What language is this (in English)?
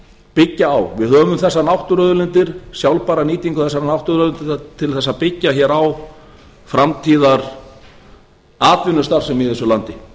Icelandic